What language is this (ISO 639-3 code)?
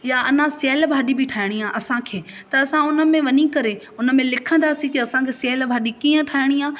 snd